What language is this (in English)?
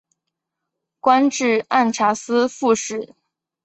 Chinese